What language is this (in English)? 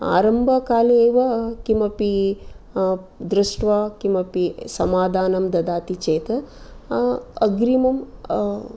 Sanskrit